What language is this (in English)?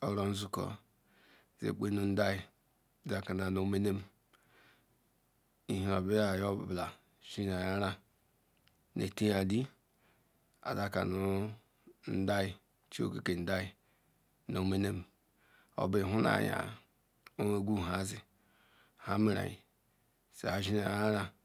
Ikwere